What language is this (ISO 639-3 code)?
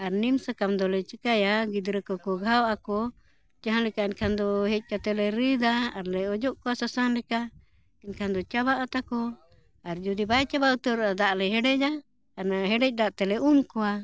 sat